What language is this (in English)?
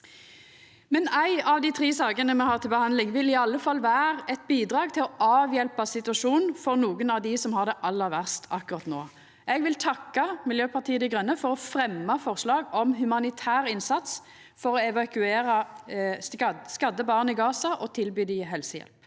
Norwegian